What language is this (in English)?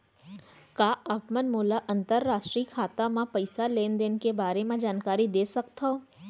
Chhattisgarhi